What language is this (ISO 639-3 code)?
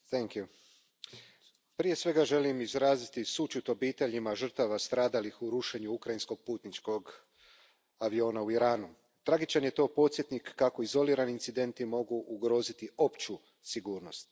hrv